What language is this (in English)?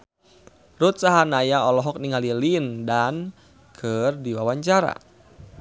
Sundanese